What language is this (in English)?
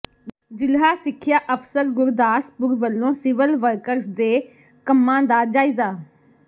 Punjabi